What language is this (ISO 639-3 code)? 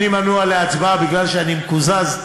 heb